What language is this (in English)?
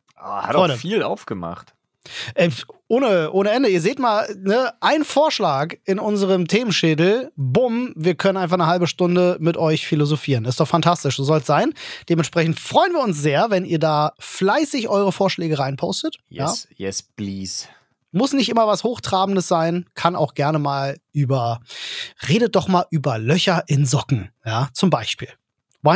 German